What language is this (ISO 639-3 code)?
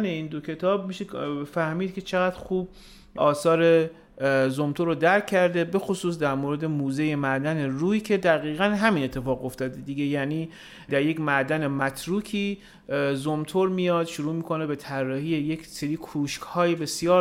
fas